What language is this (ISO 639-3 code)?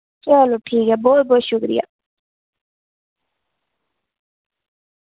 doi